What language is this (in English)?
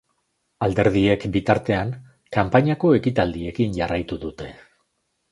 Basque